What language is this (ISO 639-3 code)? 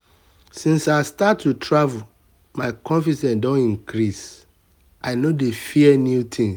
pcm